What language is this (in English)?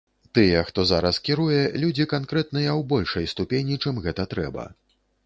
Belarusian